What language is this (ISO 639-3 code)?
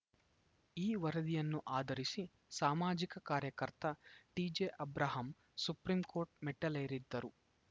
kan